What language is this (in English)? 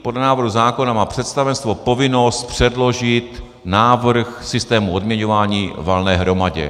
Czech